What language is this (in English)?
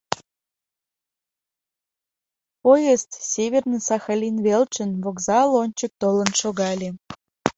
Mari